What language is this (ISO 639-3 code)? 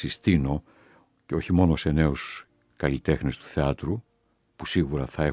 ell